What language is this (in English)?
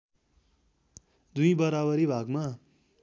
Nepali